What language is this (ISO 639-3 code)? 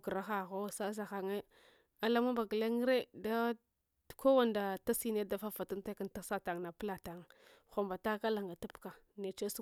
hwo